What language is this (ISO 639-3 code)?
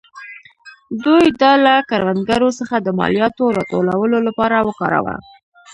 pus